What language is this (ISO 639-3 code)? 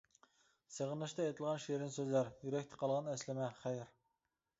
uig